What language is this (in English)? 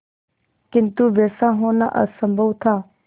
Hindi